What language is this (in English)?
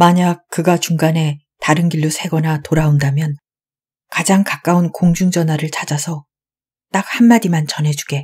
Korean